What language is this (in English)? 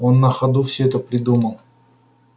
Russian